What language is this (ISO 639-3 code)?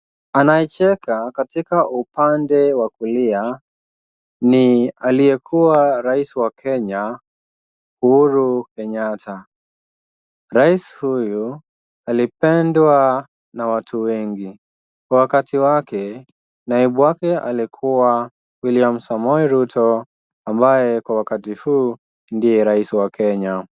swa